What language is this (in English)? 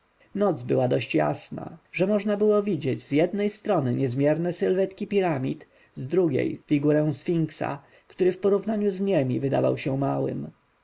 Polish